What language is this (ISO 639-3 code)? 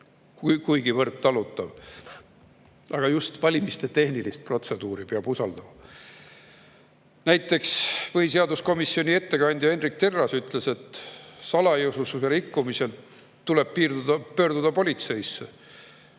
est